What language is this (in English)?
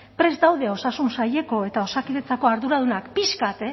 Basque